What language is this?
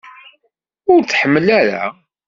Kabyle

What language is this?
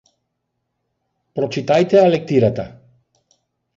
Macedonian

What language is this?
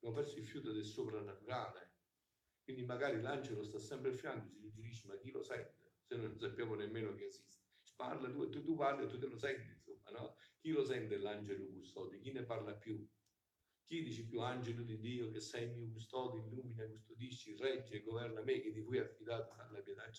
Italian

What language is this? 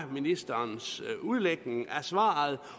Danish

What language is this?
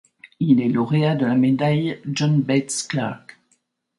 French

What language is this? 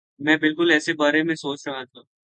Urdu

